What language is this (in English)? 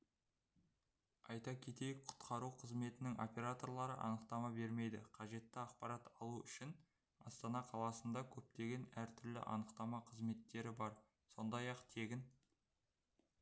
Kazakh